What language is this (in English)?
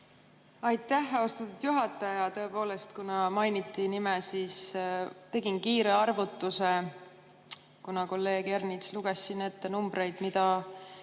Estonian